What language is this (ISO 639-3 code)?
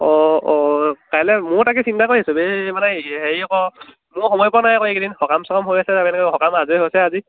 asm